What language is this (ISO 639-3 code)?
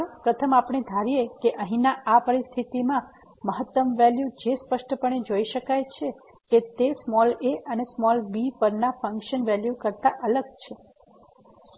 guj